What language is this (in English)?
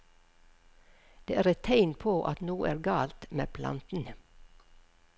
Norwegian